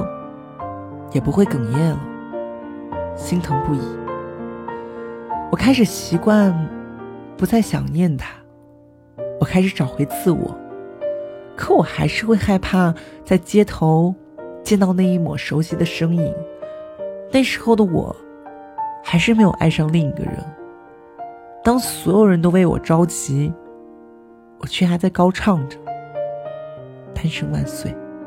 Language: Chinese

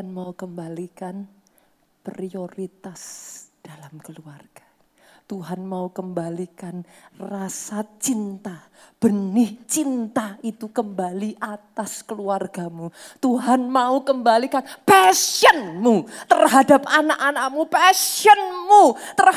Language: Indonesian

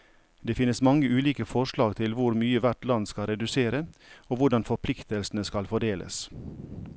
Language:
Norwegian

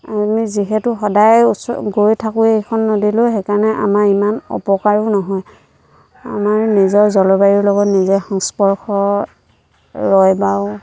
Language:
Assamese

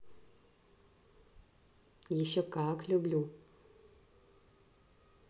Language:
Russian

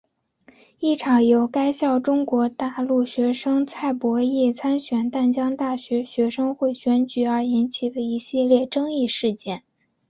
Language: Chinese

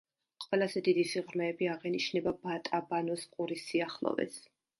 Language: Georgian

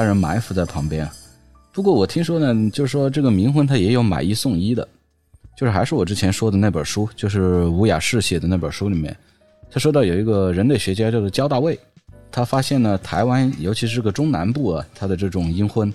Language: Chinese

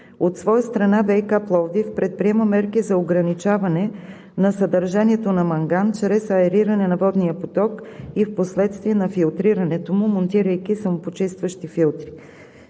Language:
Bulgarian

